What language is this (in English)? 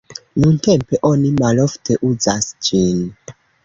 Esperanto